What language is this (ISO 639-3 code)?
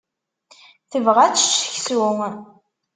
kab